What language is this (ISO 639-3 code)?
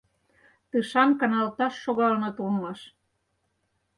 chm